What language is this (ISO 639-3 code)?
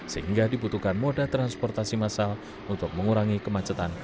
ind